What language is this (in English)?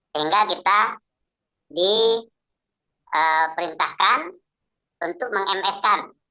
Indonesian